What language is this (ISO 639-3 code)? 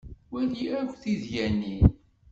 kab